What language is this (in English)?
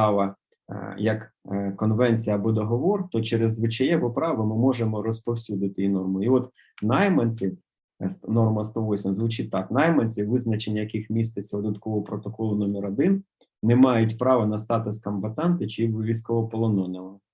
Ukrainian